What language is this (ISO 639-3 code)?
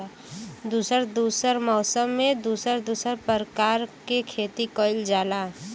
bho